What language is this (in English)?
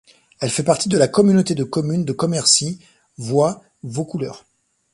French